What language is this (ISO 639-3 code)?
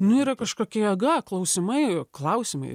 lit